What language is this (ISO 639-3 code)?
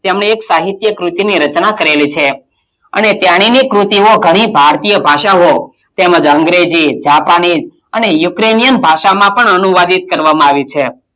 guj